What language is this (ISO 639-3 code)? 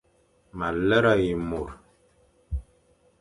fan